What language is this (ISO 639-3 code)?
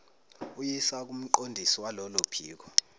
zul